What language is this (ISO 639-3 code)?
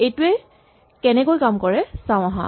asm